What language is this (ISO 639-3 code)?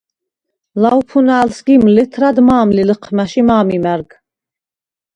sva